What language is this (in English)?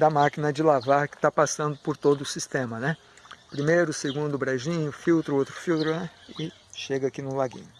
Portuguese